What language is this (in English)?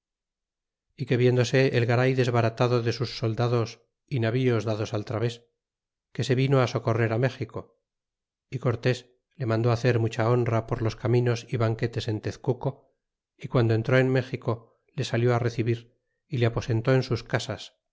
Spanish